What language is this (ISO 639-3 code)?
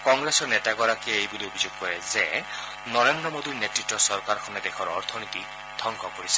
asm